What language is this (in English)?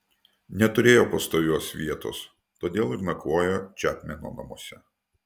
Lithuanian